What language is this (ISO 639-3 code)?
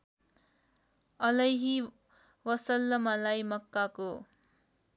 nep